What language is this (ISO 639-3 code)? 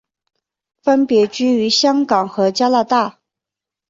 zho